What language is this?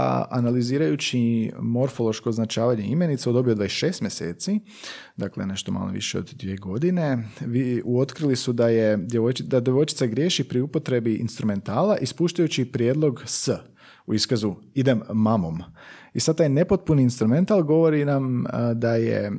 Croatian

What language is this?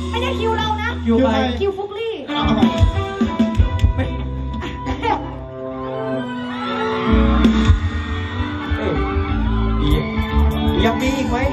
Thai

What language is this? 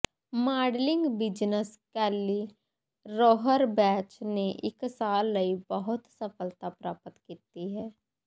Punjabi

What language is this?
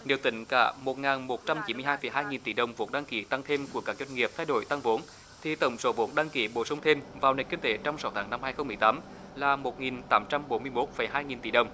Vietnamese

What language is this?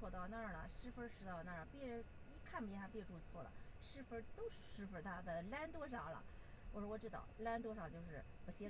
Chinese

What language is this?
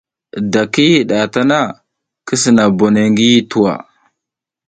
South Giziga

